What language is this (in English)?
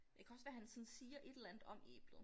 Danish